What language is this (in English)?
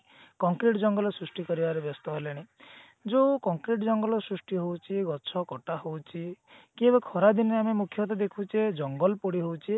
Odia